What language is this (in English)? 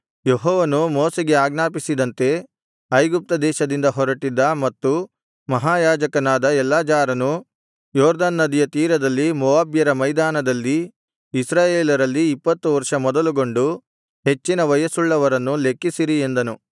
Kannada